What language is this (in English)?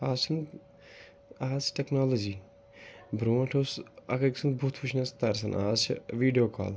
Kashmiri